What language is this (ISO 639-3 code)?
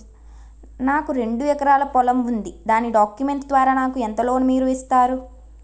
tel